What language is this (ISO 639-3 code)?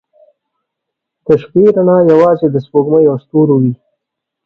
pus